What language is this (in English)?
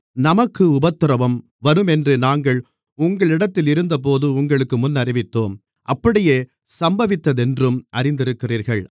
Tamil